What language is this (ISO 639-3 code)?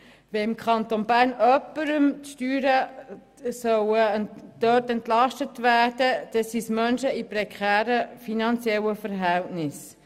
gsw